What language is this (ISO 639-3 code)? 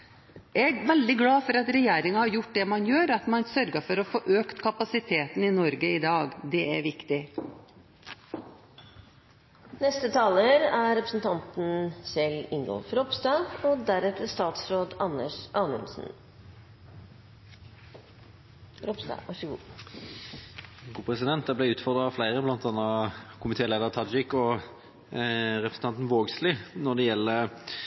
nob